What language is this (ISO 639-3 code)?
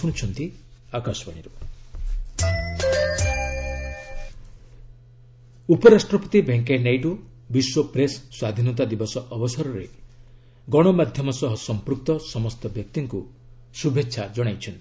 ori